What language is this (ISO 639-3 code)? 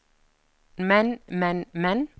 nor